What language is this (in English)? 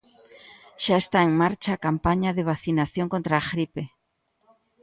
Galician